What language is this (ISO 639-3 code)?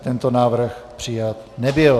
ces